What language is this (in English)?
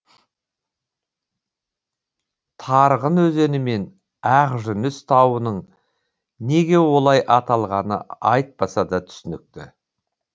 Kazakh